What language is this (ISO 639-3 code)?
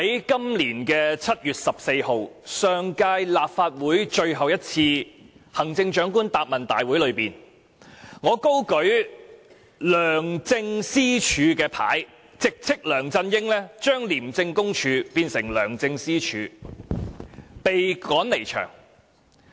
yue